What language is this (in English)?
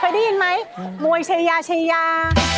Thai